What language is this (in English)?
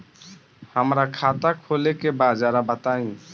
Bhojpuri